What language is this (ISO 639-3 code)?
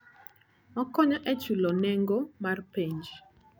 luo